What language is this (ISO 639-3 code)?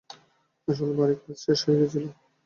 ben